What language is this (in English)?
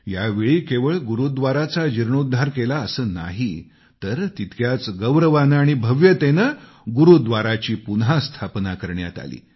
Marathi